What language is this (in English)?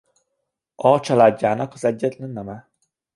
Hungarian